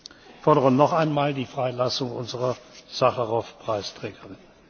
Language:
German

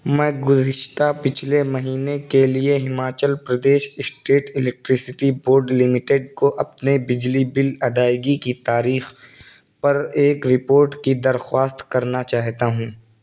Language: Urdu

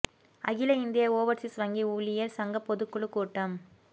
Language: Tamil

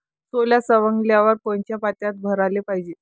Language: Marathi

